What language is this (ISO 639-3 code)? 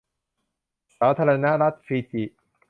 tha